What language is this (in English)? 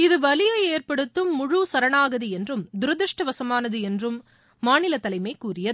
Tamil